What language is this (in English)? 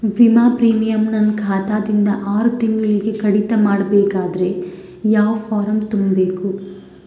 Kannada